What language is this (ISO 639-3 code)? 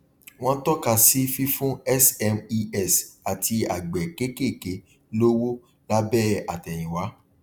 yor